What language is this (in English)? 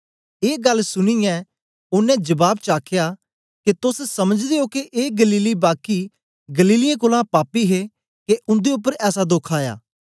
Dogri